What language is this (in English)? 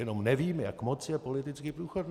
Czech